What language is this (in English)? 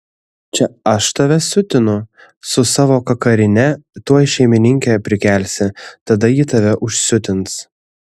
Lithuanian